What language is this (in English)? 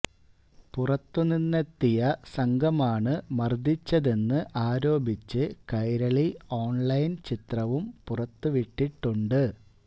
Malayalam